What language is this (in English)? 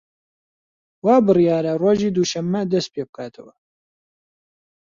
Central Kurdish